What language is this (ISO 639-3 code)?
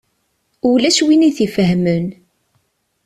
kab